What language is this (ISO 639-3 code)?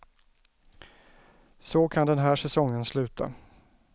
swe